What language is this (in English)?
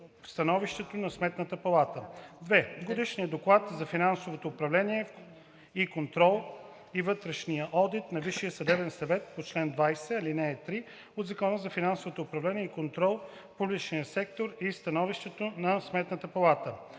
Bulgarian